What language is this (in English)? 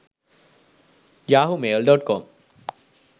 Sinhala